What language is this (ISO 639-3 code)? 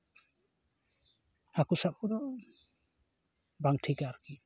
sat